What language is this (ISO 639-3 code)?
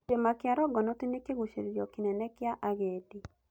kik